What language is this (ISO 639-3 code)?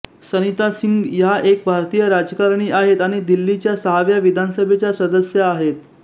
mar